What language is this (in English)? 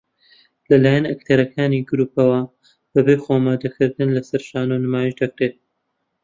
Central Kurdish